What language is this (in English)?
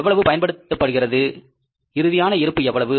Tamil